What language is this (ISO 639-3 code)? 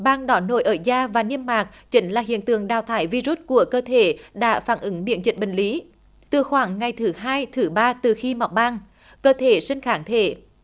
vie